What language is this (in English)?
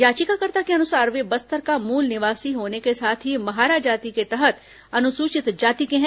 Hindi